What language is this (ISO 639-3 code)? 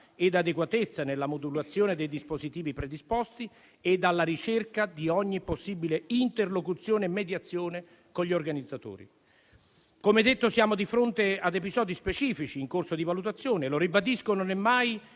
ita